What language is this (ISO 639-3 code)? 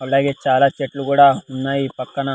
tel